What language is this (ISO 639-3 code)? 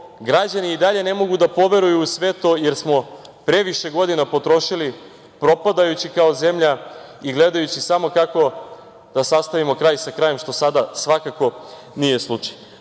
srp